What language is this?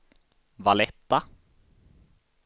Swedish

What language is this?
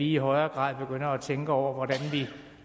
Danish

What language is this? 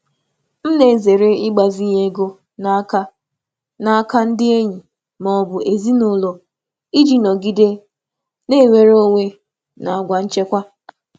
Igbo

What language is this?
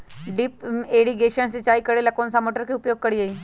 Magahi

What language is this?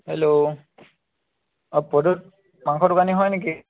Assamese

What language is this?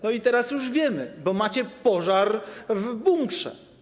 Polish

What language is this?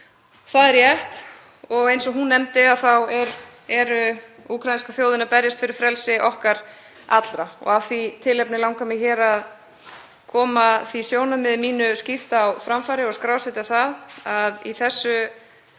Icelandic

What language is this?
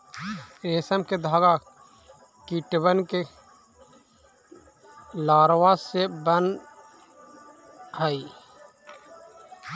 Magahi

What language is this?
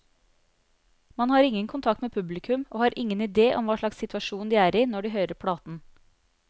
Norwegian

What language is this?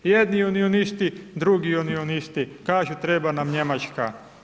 Croatian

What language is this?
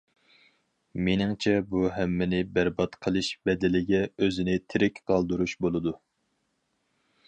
Uyghur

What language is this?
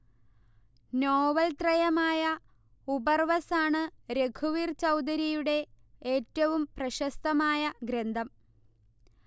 Malayalam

